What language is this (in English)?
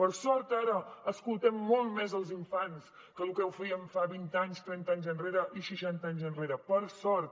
Catalan